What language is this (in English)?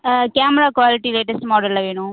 Tamil